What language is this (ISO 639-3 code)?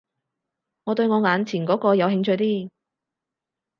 yue